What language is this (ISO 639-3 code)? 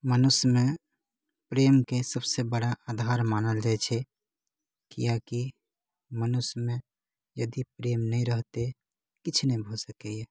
mai